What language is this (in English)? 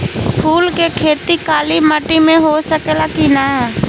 Bhojpuri